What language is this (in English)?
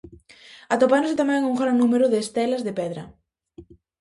Galician